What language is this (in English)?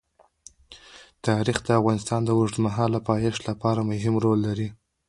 Pashto